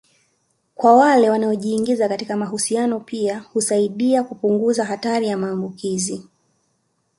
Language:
Swahili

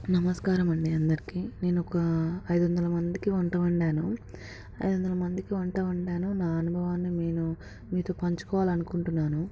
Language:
Telugu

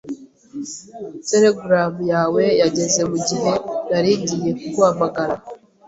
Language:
Kinyarwanda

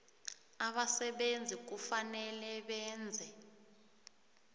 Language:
South Ndebele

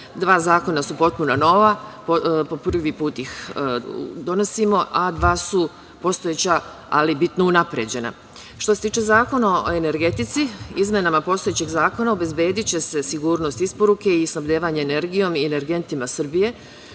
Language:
Serbian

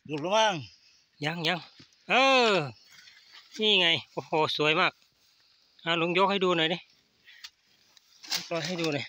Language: Thai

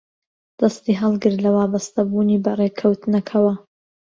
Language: Central Kurdish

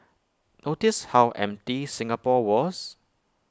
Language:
English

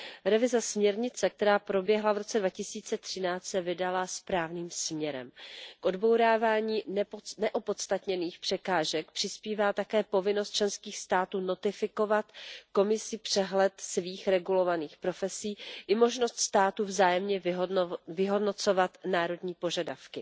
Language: Czech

